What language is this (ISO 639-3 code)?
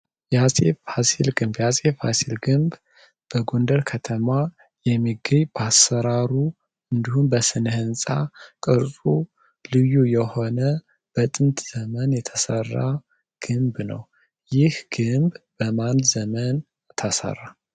amh